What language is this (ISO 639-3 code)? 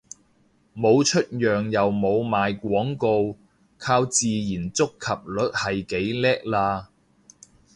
yue